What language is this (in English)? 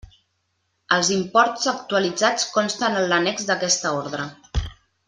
Catalan